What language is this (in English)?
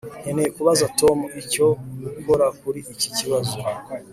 Kinyarwanda